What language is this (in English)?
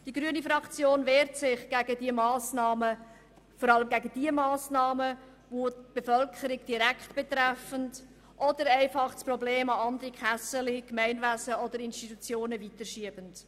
Swiss German